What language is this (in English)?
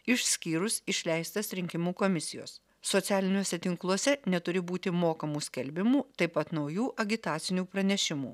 Lithuanian